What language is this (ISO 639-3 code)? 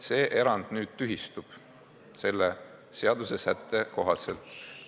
est